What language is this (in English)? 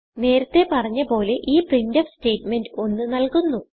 Malayalam